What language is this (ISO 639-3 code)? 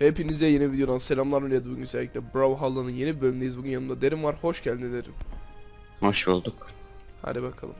tur